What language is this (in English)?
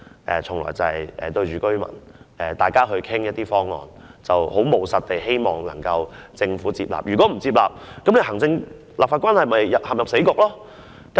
Cantonese